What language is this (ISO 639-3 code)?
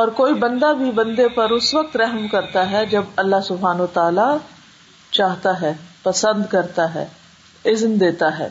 urd